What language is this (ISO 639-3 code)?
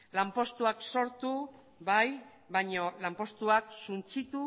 eus